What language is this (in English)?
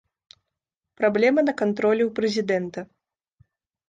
Belarusian